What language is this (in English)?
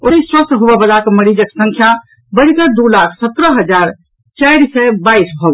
Maithili